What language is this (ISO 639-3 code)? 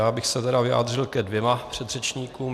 ces